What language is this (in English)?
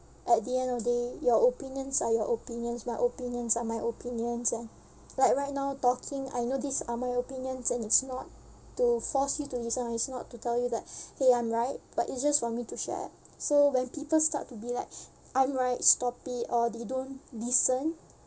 English